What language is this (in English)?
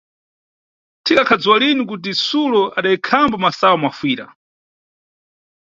Nyungwe